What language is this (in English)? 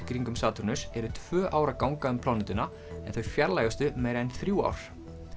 Icelandic